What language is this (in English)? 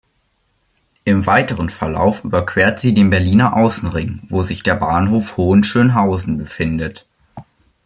German